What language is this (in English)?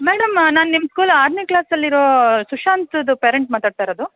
Kannada